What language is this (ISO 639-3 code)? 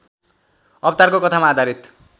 nep